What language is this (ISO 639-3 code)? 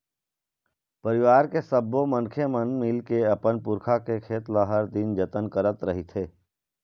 hne